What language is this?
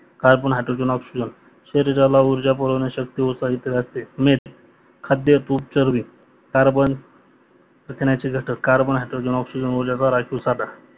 Marathi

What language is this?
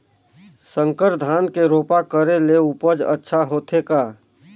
Chhattisgarhi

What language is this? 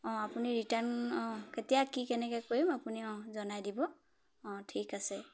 Assamese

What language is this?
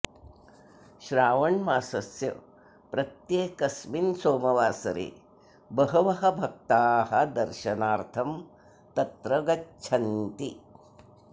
Sanskrit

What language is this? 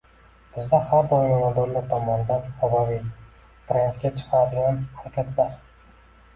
Uzbek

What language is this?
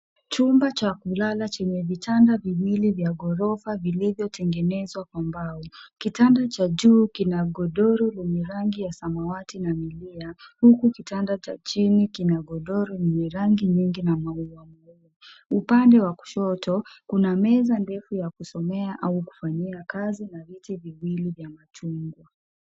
Swahili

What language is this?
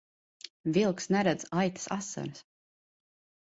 Latvian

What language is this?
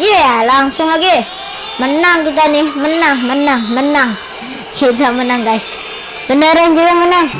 Indonesian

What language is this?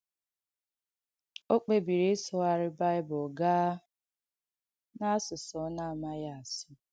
Igbo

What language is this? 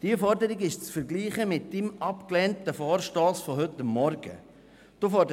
Swiss German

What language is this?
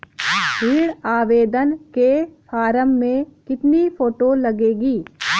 Hindi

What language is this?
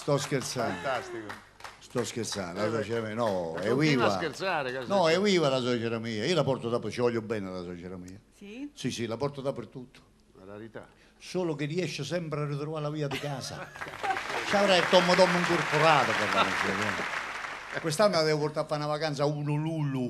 Italian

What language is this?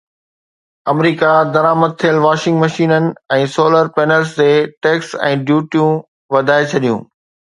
Sindhi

